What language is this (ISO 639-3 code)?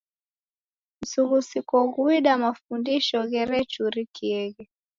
dav